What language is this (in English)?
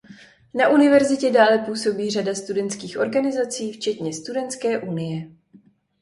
Czech